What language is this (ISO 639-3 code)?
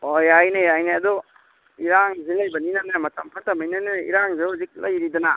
mni